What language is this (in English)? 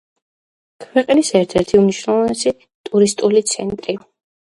Georgian